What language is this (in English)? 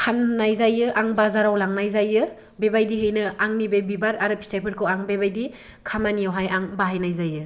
Bodo